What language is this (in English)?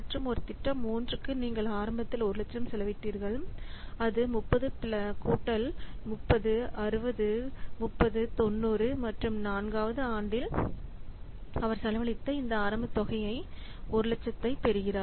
Tamil